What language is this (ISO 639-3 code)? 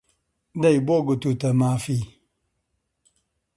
ckb